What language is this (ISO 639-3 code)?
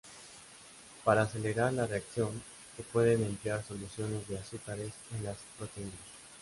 spa